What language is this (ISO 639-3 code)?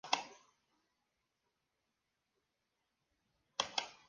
spa